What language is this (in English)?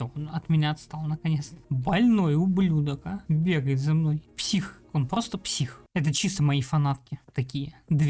Russian